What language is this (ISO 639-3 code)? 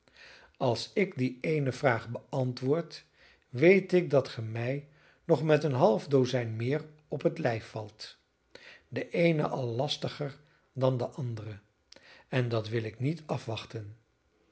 nld